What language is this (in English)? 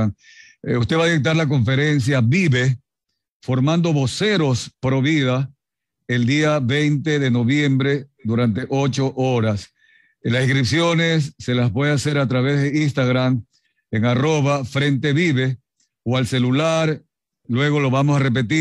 Spanish